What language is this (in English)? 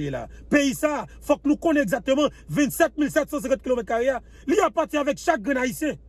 French